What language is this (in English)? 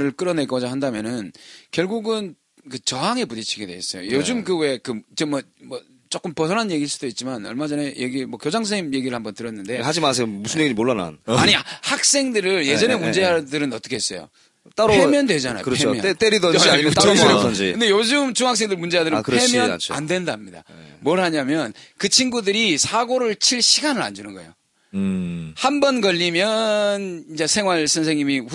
Korean